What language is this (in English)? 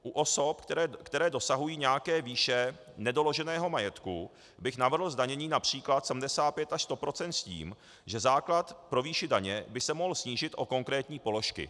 Czech